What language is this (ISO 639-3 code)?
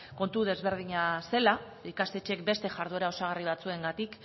eus